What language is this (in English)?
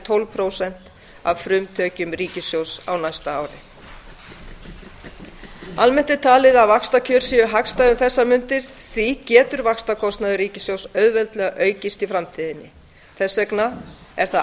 Icelandic